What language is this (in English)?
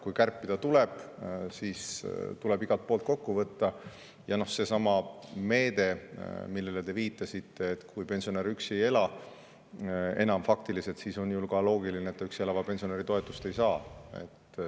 Estonian